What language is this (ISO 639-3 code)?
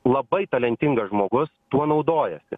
lit